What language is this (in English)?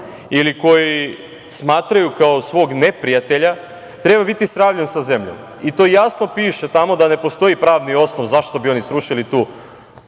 Serbian